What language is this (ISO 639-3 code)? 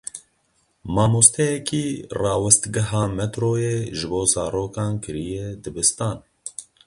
kur